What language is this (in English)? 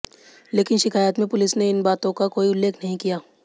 Hindi